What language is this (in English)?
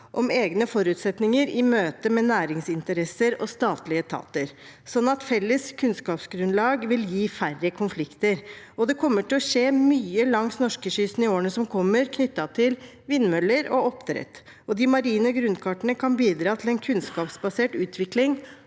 Norwegian